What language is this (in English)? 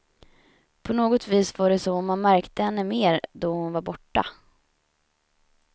Swedish